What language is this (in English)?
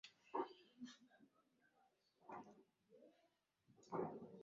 Swahili